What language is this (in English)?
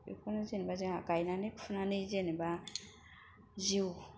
Bodo